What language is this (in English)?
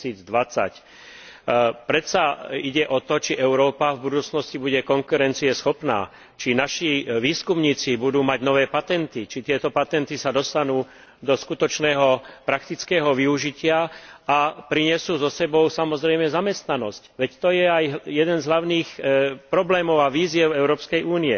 Slovak